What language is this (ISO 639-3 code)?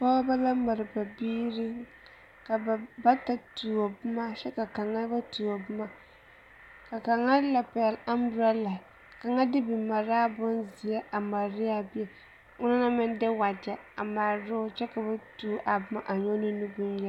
dga